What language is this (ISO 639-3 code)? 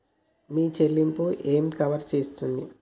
tel